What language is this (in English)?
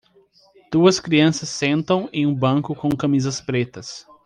Portuguese